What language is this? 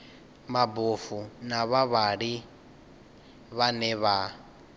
Venda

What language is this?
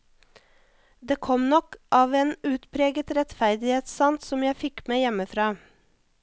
Norwegian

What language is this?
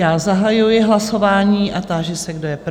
Czech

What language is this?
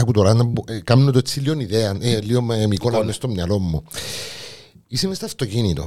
Greek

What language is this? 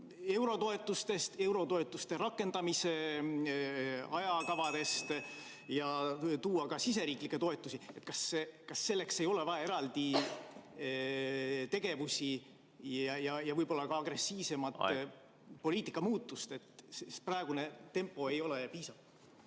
Estonian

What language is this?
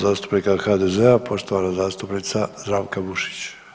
Croatian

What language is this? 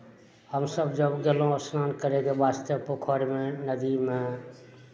Maithili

